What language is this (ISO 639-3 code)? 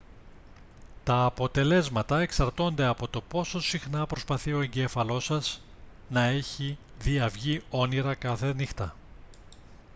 ell